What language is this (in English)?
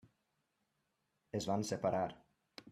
Catalan